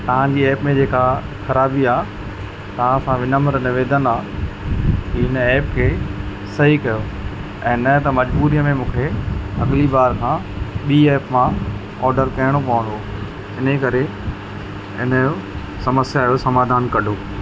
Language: Sindhi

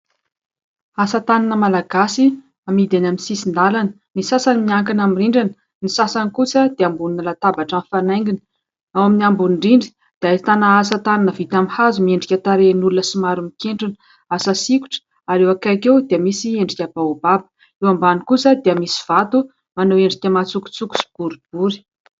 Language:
Malagasy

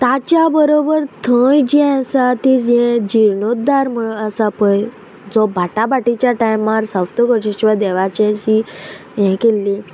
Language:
Konkani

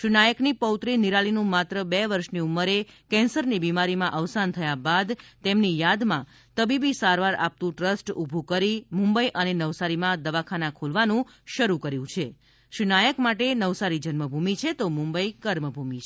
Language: Gujarati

